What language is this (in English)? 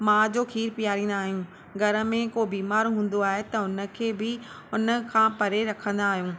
Sindhi